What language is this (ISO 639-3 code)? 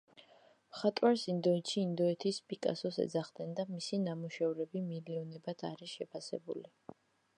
kat